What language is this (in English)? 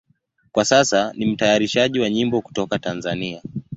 Swahili